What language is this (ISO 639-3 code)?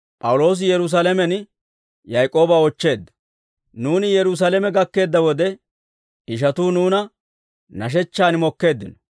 dwr